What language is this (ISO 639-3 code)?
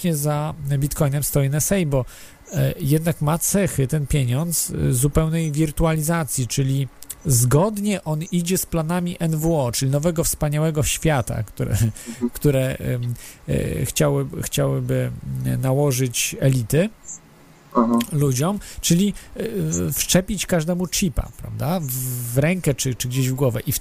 pol